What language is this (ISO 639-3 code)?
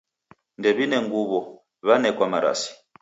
dav